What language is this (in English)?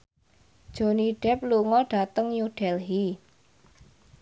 Javanese